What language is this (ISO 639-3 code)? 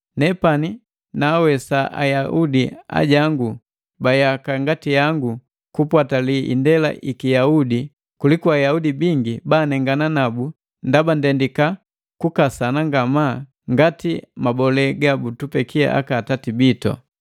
mgv